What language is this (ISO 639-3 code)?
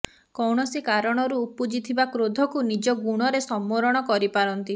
ori